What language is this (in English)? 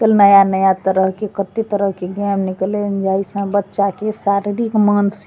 Maithili